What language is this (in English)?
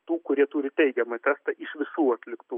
Lithuanian